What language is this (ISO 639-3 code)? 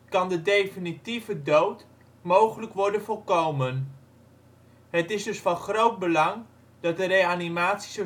nld